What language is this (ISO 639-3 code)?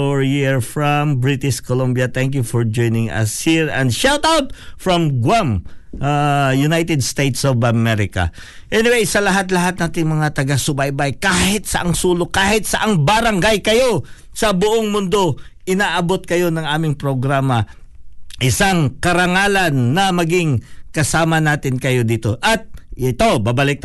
fil